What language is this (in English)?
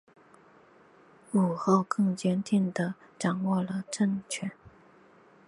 Chinese